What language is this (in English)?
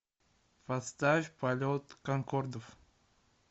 Russian